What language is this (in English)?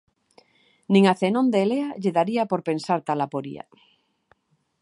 Galician